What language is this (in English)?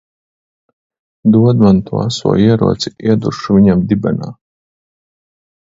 Latvian